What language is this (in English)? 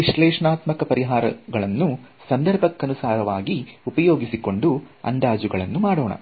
Kannada